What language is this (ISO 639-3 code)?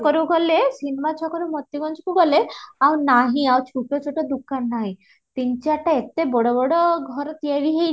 ori